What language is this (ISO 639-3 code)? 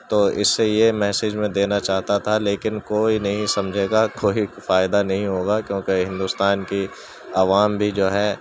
urd